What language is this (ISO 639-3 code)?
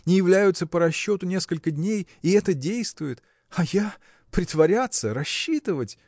rus